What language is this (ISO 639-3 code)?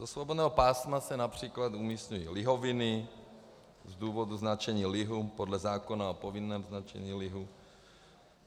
ces